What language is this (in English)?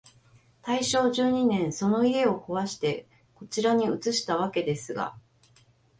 Japanese